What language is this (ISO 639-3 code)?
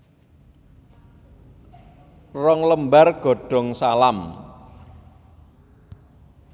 jav